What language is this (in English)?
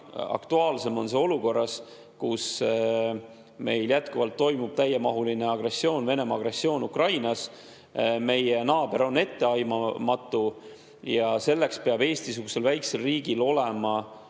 Estonian